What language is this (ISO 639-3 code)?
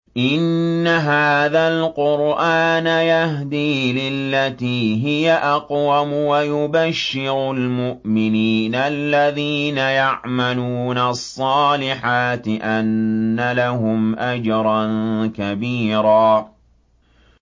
ara